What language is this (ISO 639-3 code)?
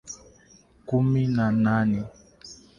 swa